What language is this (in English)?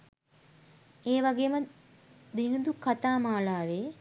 Sinhala